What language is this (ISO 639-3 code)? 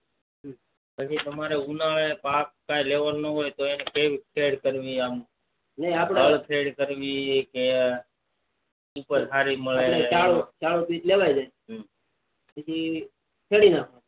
guj